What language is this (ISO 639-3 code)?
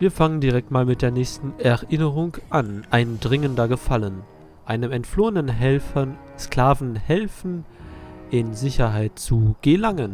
deu